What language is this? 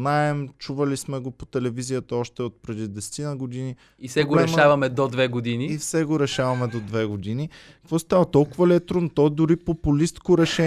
Bulgarian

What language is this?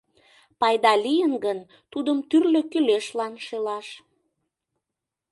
Mari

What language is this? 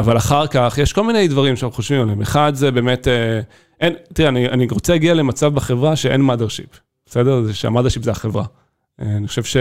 Hebrew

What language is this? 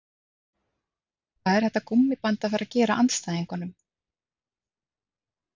Icelandic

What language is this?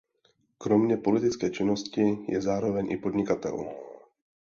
Czech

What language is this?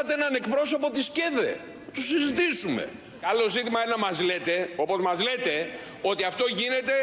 Greek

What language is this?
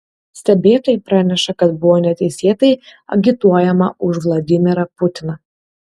Lithuanian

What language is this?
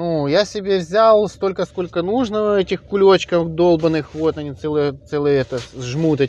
Russian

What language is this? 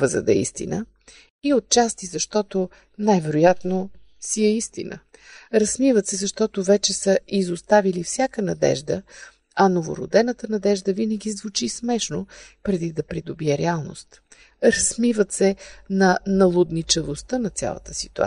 Bulgarian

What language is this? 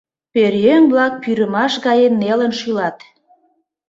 Mari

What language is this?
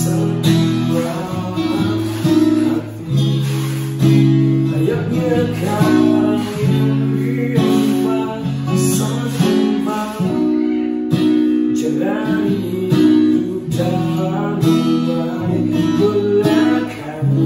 Indonesian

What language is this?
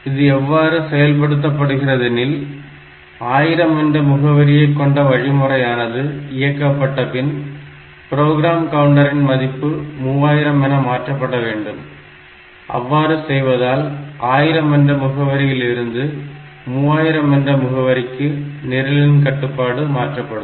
Tamil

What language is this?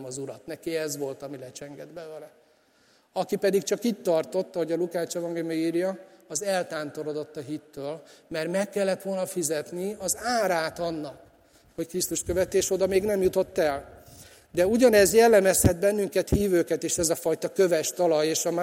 Hungarian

